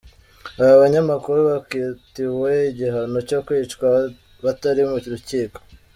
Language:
Kinyarwanda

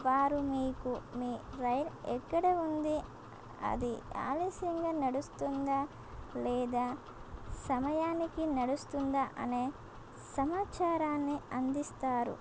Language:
Telugu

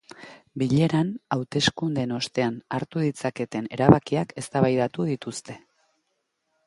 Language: Basque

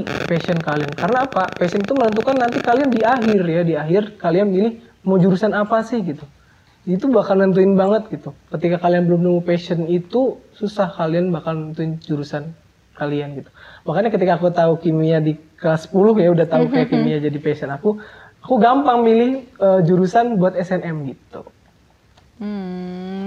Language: Indonesian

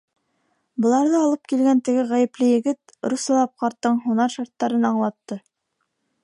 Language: Bashkir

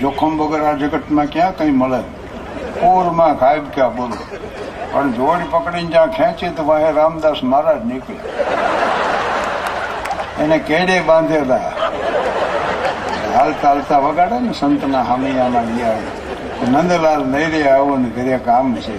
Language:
Gujarati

